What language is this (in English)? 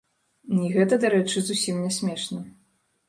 Belarusian